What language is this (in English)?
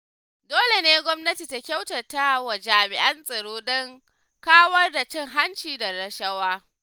Hausa